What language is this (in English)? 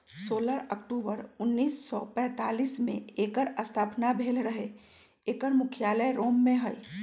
Magahi